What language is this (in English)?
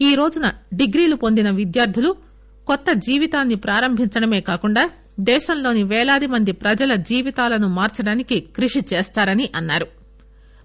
Telugu